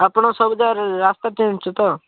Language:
Odia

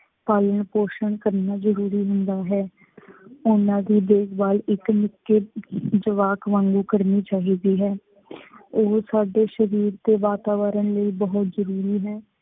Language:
Punjabi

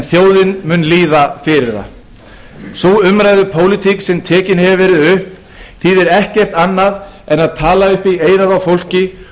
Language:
Icelandic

